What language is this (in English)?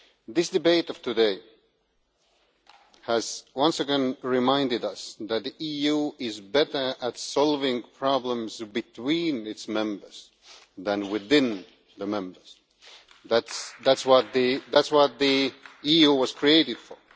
English